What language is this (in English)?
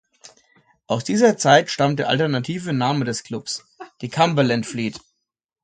German